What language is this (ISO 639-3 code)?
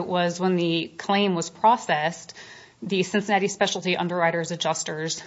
eng